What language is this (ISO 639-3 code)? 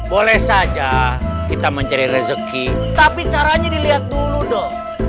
ind